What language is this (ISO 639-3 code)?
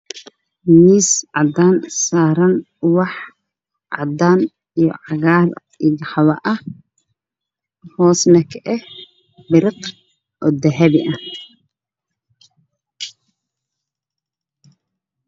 som